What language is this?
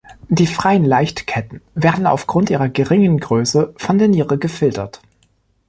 German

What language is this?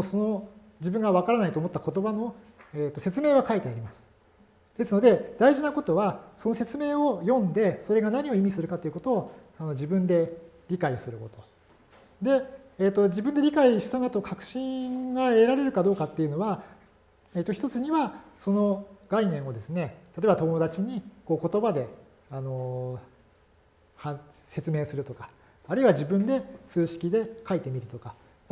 Japanese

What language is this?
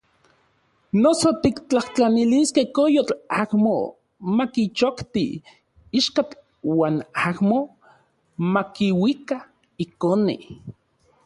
Central Puebla Nahuatl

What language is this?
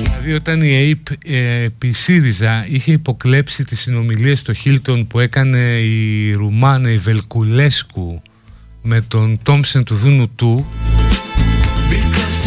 Greek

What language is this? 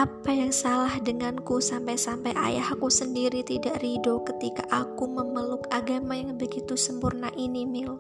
Indonesian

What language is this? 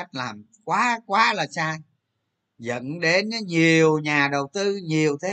Vietnamese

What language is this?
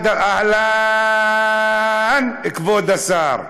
Hebrew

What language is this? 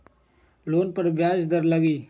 Magahi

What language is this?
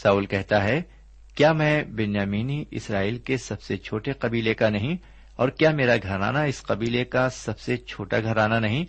Urdu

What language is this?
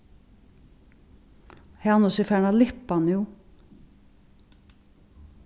Faroese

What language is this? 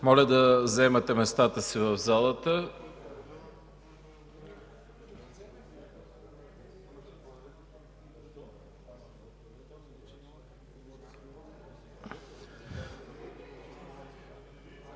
Bulgarian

